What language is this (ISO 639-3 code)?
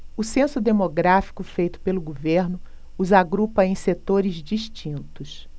por